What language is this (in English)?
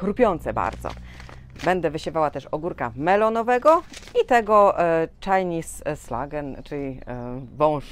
Polish